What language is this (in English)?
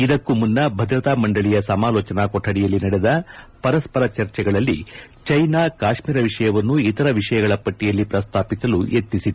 Kannada